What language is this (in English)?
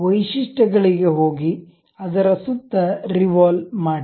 Kannada